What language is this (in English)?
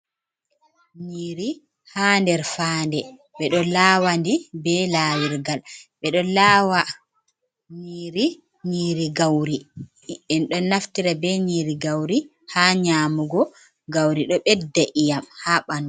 Fula